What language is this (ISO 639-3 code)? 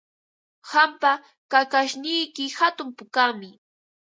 qva